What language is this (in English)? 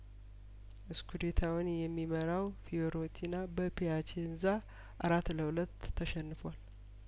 Amharic